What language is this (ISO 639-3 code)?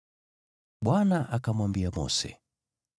swa